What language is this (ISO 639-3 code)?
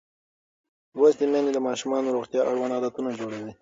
pus